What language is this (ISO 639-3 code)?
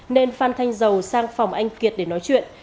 vie